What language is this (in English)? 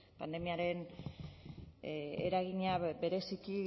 Basque